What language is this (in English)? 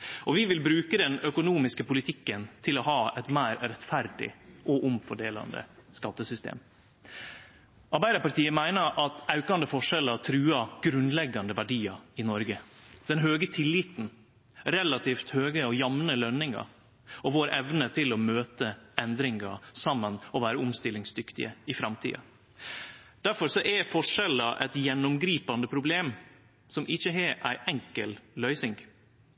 Norwegian Nynorsk